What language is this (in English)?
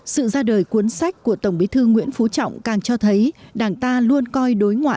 Vietnamese